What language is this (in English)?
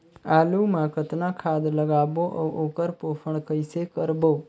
Chhattisgarhi